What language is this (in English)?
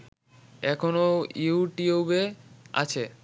Bangla